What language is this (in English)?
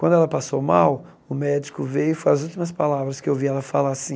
Portuguese